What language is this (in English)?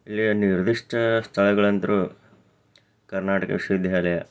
Kannada